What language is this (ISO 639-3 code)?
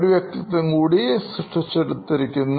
mal